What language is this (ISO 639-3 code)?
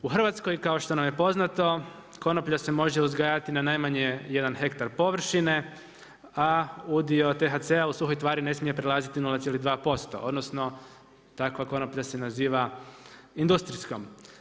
hrv